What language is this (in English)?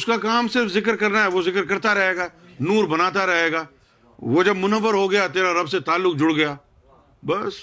Urdu